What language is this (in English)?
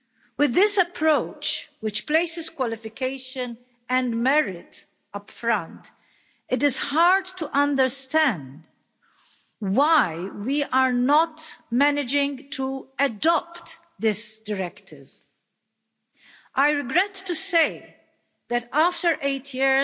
English